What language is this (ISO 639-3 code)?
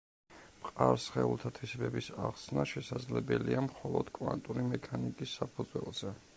kat